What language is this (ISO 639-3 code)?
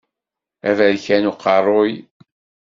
kab